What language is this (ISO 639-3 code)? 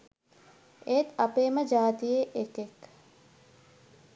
sin